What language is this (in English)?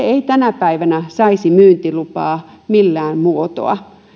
Finnish